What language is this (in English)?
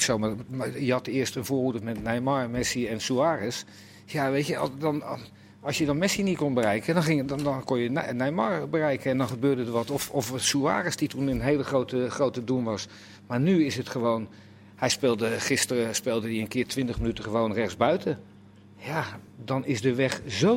Dutch